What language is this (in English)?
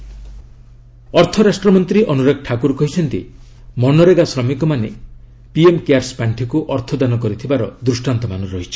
Odia